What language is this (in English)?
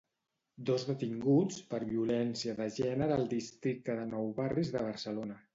Catalan